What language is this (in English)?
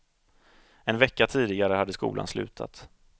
Swedish